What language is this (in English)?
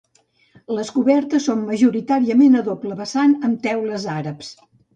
Catalan